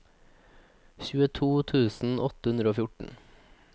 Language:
Norwegian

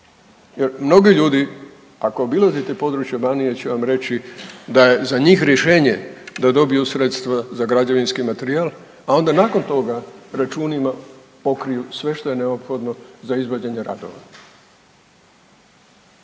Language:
Croatian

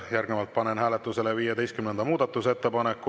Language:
Estonian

